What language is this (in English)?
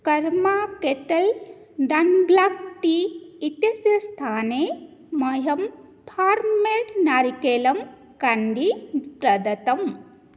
Sanskrit